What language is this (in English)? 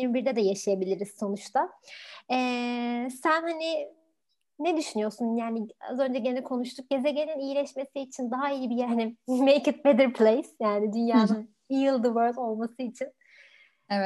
Turkish